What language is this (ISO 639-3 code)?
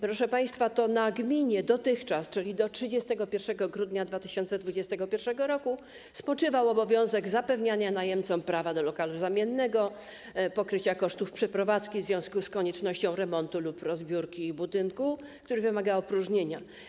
pol